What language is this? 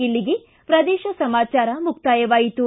Kannada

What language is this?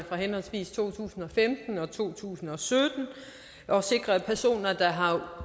Danish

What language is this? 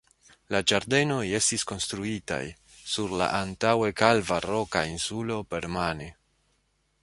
Esperanto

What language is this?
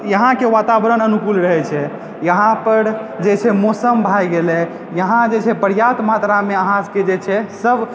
Maithili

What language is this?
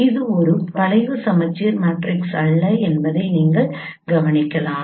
Tamil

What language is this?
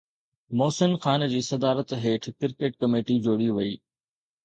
Sindhi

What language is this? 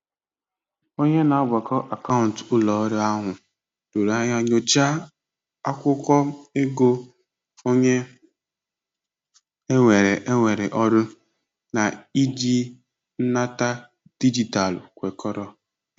Igbo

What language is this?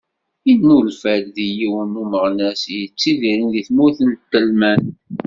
Kabyle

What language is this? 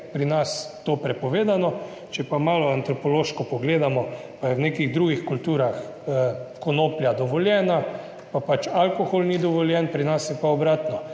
Slovenian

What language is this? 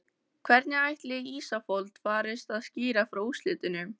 Icelandic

